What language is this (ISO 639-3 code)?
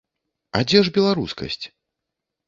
bel